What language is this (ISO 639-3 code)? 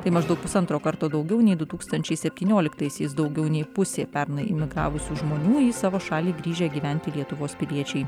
lit